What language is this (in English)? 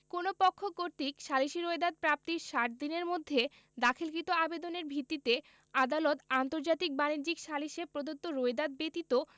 Bangla